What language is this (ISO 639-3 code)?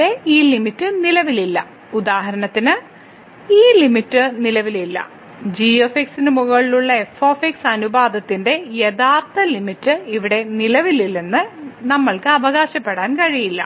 mal